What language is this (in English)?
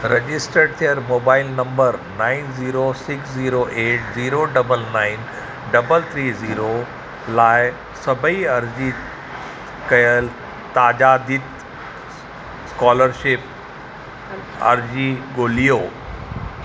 Sindhi